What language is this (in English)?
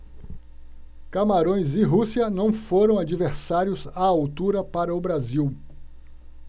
Portuguese